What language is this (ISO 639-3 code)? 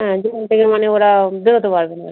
ben